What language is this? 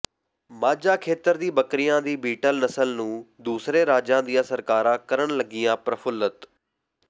Punjabi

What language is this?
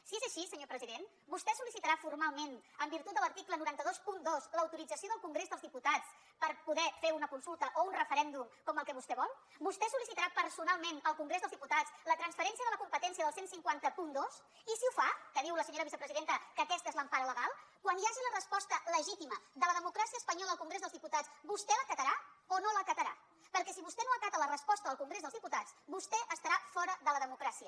Catalan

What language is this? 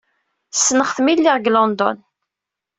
Kabyle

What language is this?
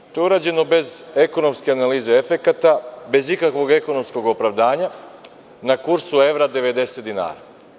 Serbian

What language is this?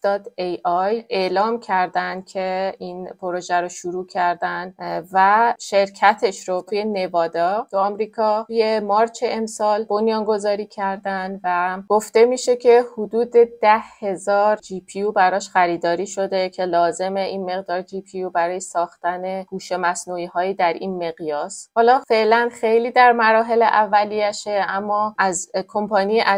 Persian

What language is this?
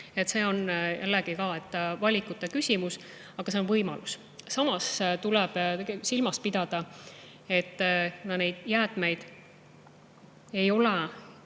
Estonian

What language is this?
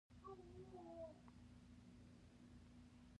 Pashto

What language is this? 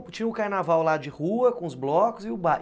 Portuguese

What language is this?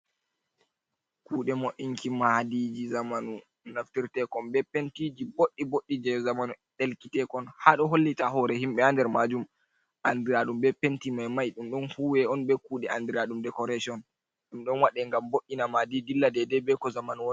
Fula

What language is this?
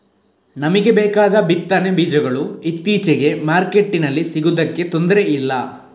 Kannada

